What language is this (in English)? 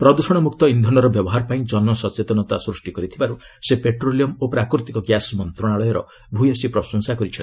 Odia